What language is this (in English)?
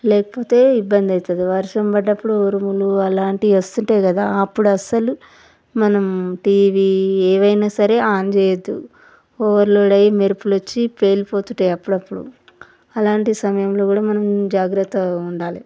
Telugu